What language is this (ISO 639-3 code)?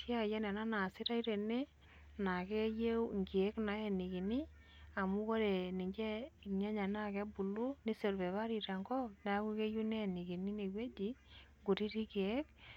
mas